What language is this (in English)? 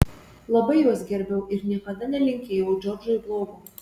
Lithuanian